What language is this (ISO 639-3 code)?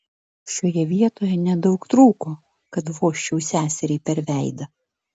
lit